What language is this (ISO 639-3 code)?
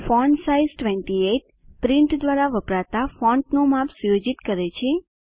guj